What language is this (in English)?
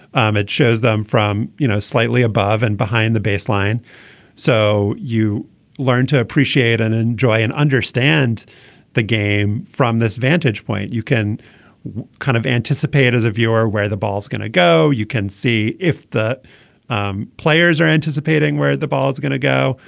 English